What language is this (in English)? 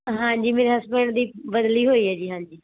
Punjabi